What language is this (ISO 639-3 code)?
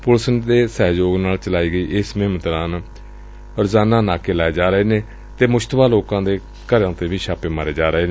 pan